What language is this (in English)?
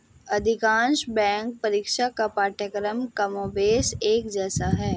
Hindi